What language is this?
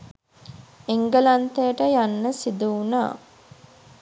Sinhala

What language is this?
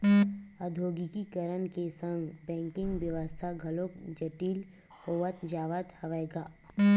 Chhattisgarhi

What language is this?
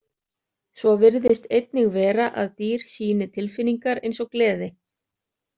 Icelandic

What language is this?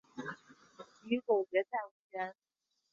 Chinese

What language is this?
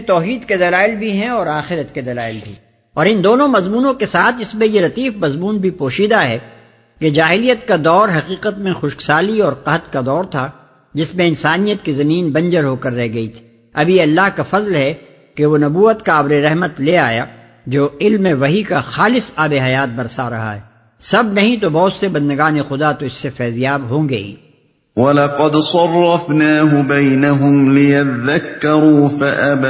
Urdu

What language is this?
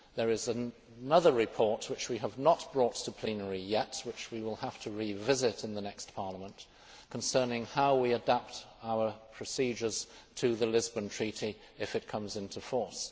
English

